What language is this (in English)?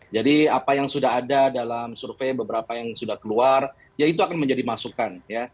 Indonesian